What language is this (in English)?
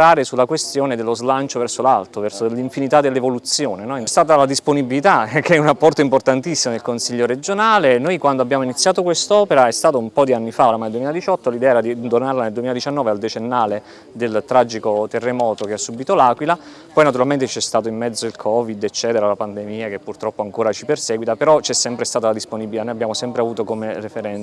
Italian